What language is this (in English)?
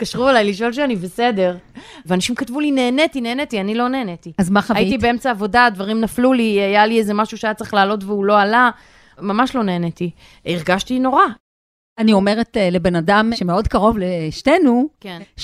Hebrew